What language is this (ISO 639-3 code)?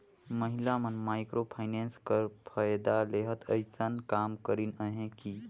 hne